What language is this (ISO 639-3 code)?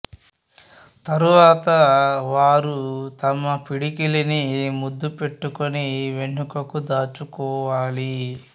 tel